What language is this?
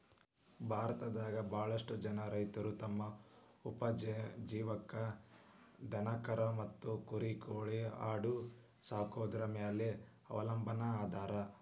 Kannada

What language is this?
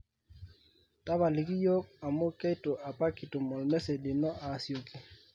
Masai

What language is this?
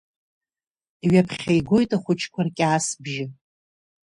Abkhazian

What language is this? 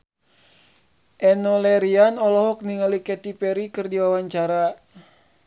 Sundanese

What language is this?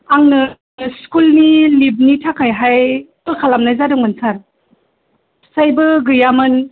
Bodo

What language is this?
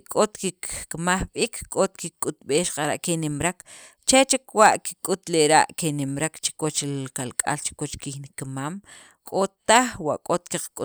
Sacapulteco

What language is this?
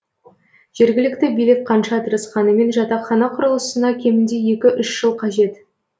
Kazakh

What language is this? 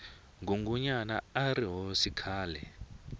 Tsonga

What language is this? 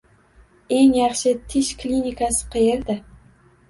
Uzbek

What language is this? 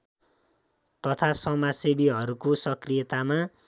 Nepali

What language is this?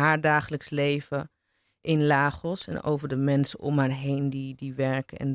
Dutch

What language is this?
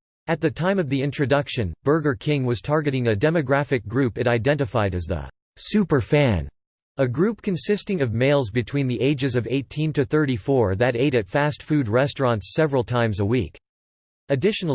English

